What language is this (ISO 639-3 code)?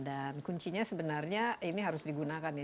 ind